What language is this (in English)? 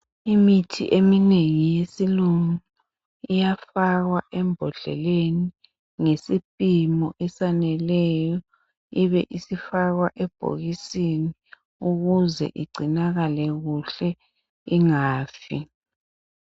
North Ndebele